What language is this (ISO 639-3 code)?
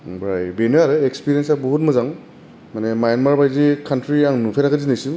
brx